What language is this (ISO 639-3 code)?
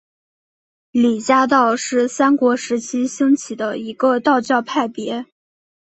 zho